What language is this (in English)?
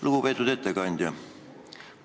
Estonian